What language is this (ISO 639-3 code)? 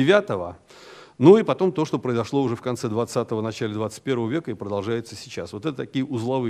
rus